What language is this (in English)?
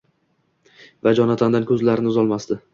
Uzbek